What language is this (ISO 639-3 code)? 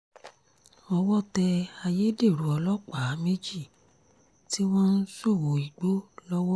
yor